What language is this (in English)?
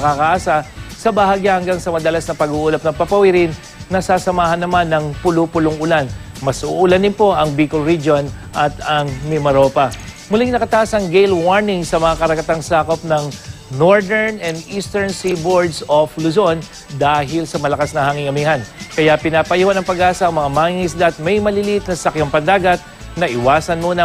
Filipino